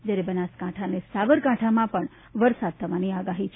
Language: Gujarati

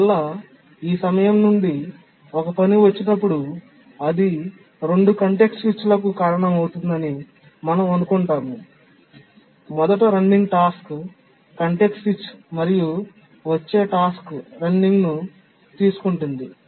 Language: Telugu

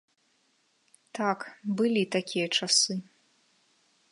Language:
Belarusian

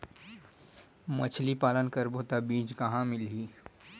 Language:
Chhattisgarhi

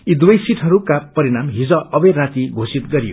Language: Nepali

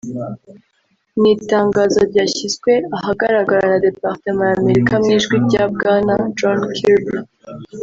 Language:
Kinyarwanda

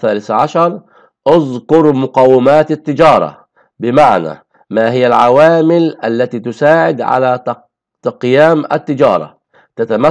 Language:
Arabic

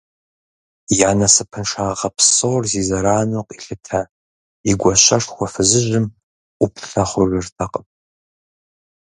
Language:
Kabardian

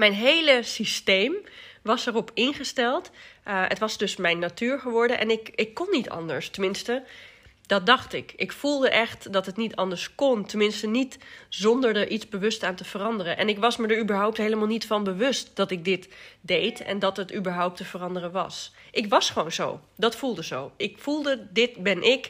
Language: Dutch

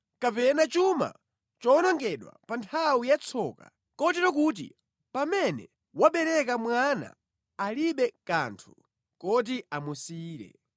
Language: Nyanja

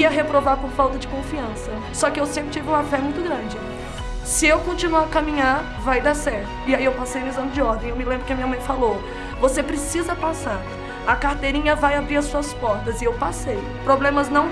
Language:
Portuguese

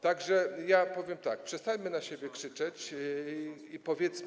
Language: Polish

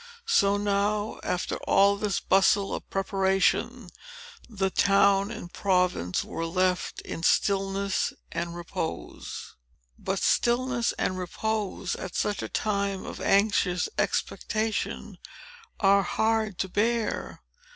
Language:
English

